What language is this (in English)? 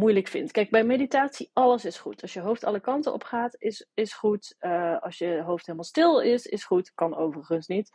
Dutch